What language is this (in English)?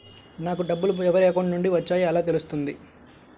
Telugu